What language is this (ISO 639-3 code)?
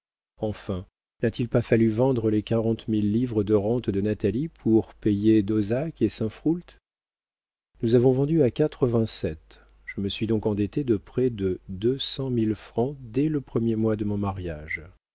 fra